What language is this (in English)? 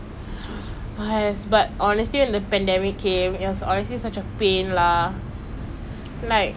English